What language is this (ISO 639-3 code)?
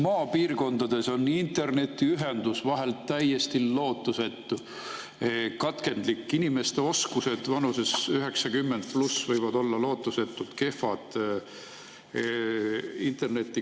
est